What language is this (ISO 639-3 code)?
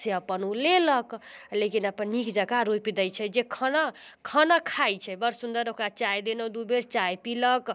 mai